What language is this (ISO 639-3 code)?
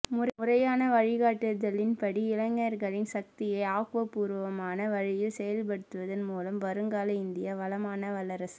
tam